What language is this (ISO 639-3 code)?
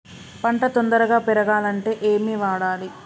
tel